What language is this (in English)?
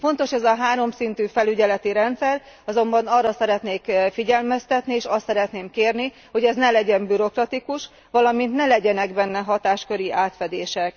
Hungarian